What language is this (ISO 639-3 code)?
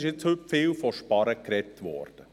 gsw